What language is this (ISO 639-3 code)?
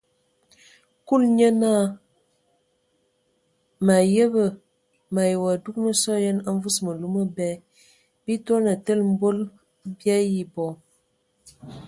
ewo